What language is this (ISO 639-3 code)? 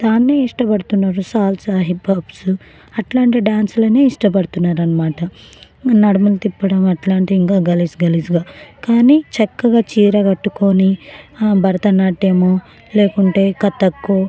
tel